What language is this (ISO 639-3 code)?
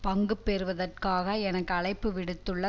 tam